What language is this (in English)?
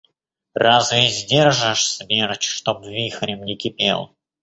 Russian